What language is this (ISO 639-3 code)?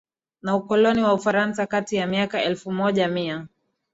swa